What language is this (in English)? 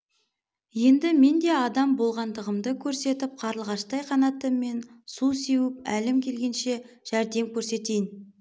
Kazakh